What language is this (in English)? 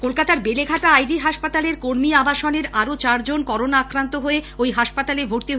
Bangla